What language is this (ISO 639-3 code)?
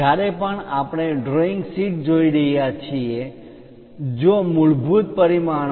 guj